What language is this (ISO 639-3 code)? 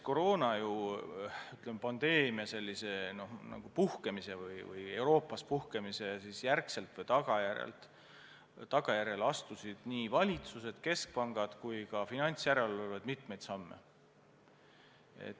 est